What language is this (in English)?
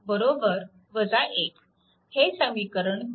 Marathi